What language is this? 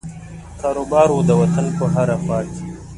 Pashto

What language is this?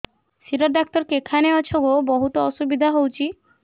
Odia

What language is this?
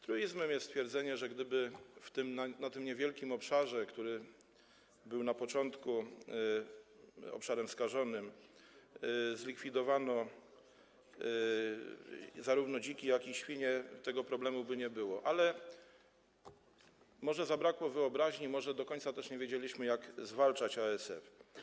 Polish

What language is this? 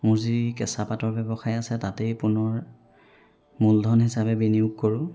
Assamese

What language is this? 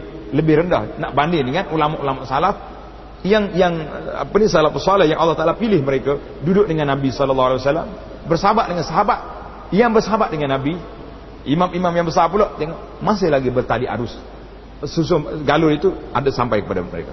Malay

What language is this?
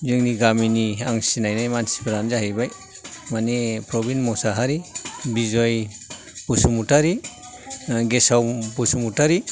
Bodo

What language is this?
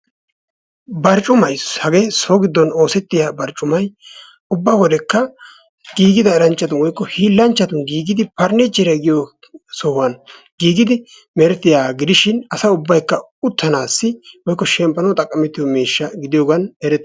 Wolaytta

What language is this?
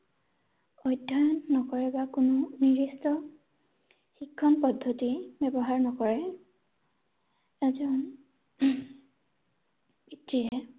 Assamese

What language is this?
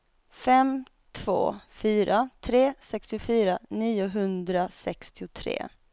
Swedish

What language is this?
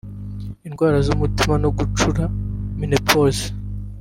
Kinyarwanda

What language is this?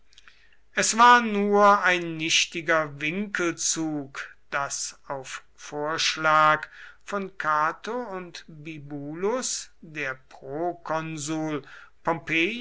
German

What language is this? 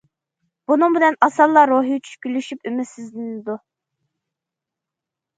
Uyghur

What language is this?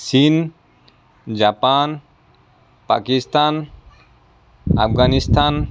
Assamese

